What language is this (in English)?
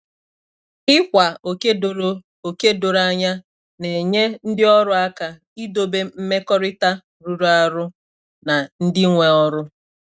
Igbo